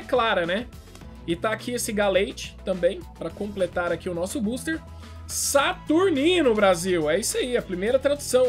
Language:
Portuguese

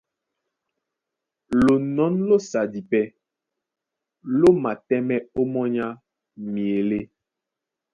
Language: Duala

